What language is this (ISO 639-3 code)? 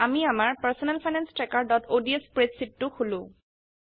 asm